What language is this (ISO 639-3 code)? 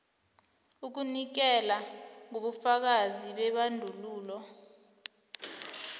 nbl